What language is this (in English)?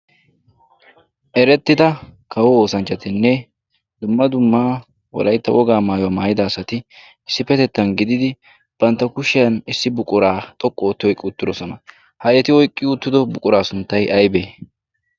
Wolaytta